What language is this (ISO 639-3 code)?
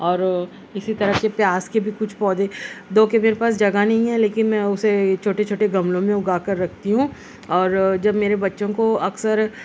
urd